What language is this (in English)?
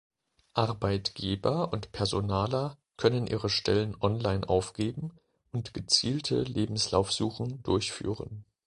German